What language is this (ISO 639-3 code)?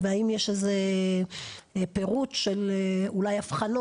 heb